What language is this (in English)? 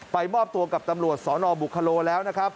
Thai